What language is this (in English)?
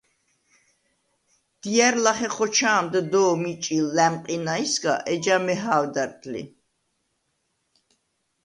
Svan